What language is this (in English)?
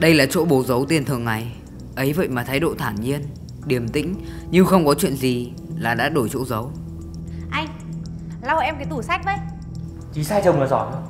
Vietnamese